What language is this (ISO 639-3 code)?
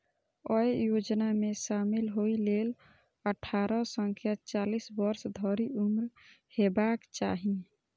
mai